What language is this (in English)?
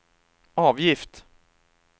Swedish